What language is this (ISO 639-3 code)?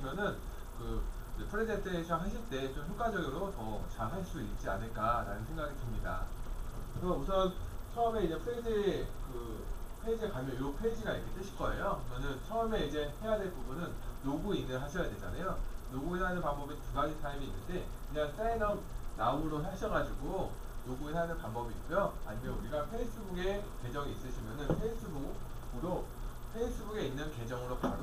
kor